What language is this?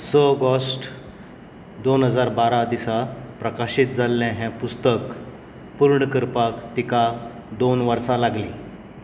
Konkani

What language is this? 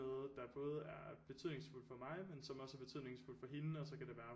Danish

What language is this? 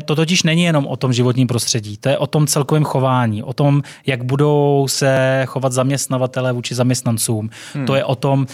Czech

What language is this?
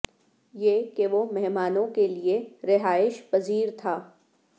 Urdu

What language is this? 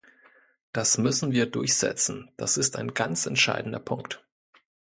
German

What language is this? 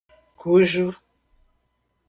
Portuguese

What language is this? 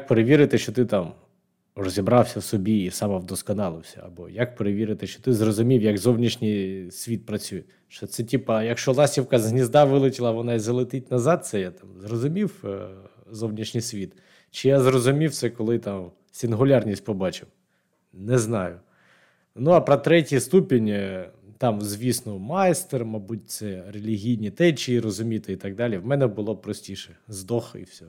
Ukrainian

